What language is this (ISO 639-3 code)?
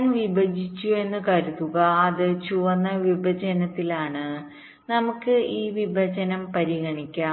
mal